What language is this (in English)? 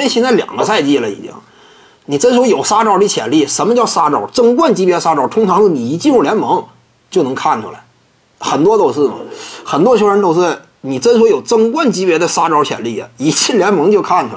Chinese